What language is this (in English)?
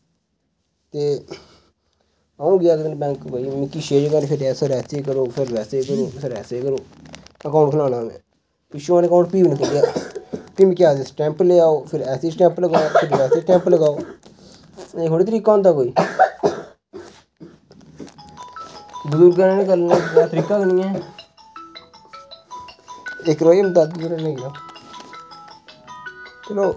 Dogri